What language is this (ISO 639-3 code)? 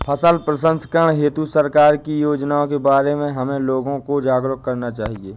hin